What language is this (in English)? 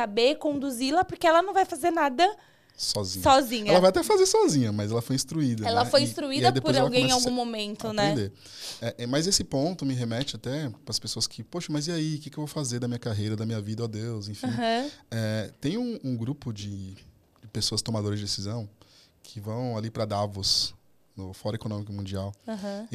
Portuguese